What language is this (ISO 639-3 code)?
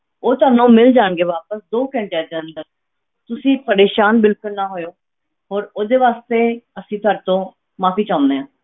pan